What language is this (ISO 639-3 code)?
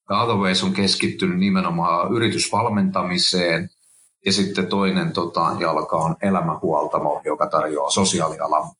fin